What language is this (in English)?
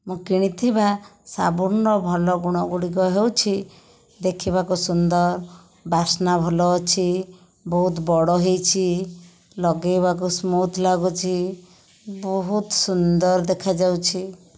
Odia